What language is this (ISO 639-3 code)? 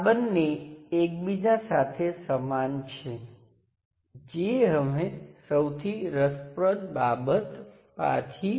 guj